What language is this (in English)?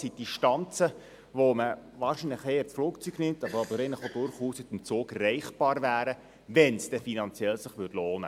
Swiss German